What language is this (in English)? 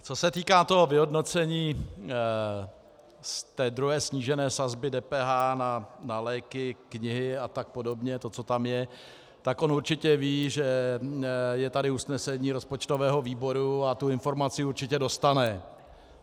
Czech